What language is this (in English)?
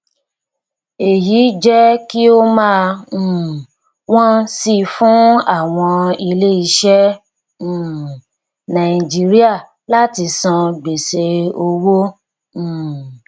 Yoruba